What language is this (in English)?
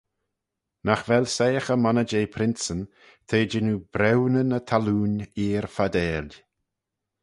Manx